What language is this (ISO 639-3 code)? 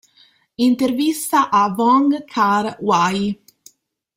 ita